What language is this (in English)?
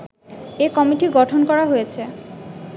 Bangla